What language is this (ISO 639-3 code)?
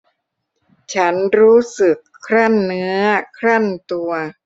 tha